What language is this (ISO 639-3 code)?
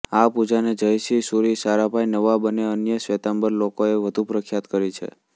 guj